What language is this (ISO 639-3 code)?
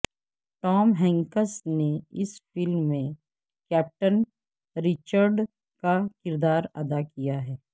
urd